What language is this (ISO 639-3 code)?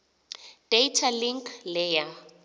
xho